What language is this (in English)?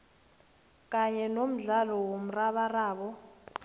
South Ndebele